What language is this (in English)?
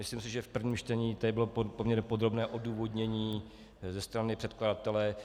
Czech